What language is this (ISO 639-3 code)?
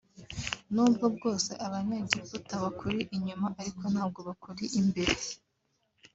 kin